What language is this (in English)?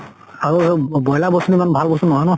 Assamese